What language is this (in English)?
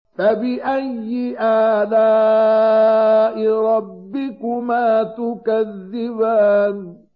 Arabic